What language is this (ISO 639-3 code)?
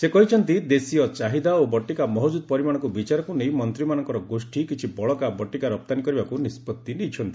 ori